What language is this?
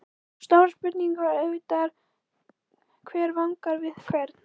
Icelandic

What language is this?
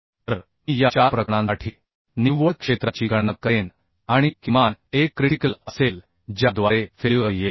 Marathi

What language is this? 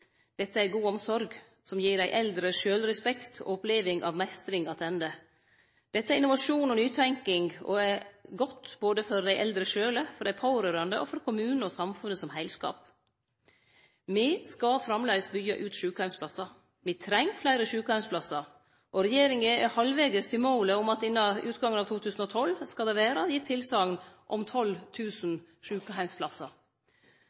Norwegian Nynorsk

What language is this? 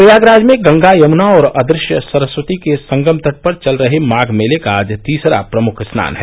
Hindi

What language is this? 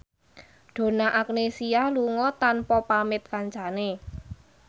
Javanese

